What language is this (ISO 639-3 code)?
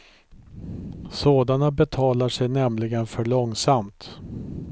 swe